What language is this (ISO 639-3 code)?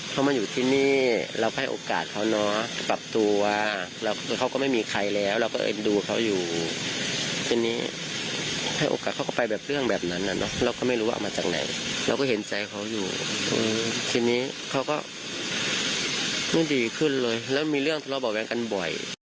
tha